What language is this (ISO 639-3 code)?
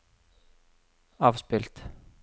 nor